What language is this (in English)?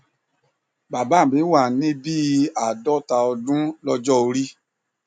Yoruba